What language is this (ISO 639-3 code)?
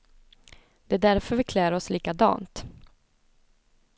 swe